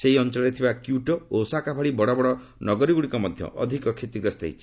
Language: Odia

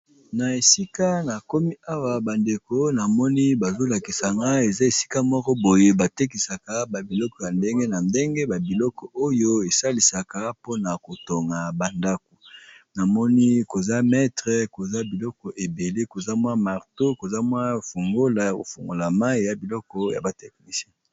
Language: Lingala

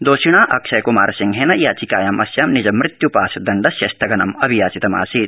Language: Sanskrit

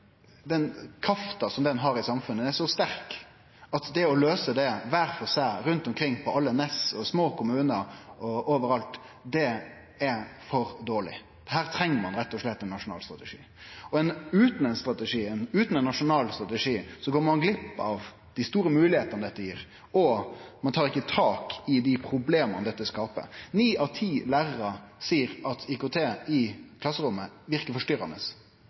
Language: Norwegian Nynorsk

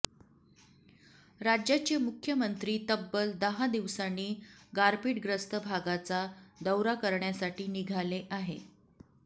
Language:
Marathi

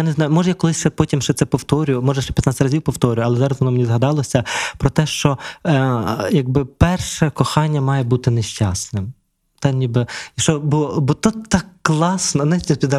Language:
Ukrainian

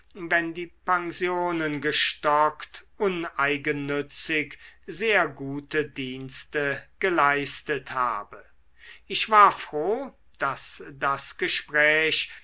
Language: German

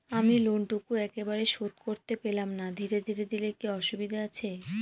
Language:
Bangla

